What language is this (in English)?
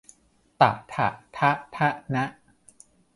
Thai